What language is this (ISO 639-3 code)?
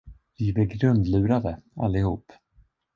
swe